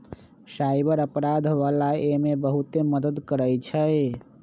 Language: Magahi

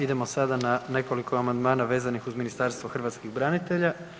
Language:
Croatian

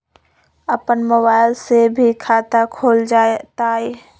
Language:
Magahi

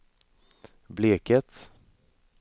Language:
Swedish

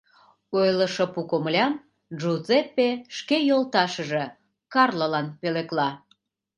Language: Mari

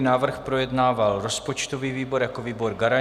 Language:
Czech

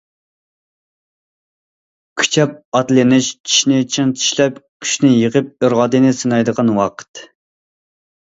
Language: Uyghur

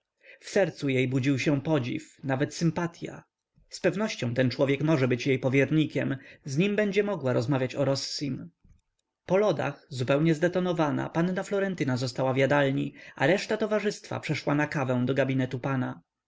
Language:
Polish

